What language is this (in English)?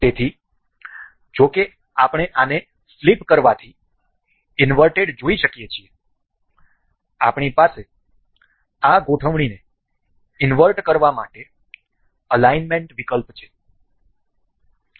Gujarati